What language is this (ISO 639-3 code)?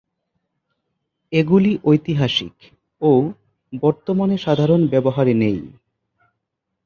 ben